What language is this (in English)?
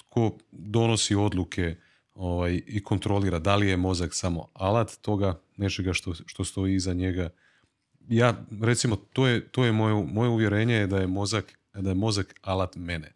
Croatian